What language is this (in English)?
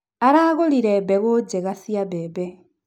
Kikuyu